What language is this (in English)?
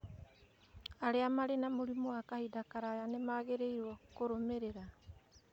Kikuyu